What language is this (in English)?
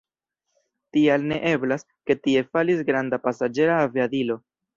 Esperanto